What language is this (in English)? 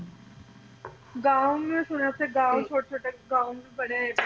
Punjabi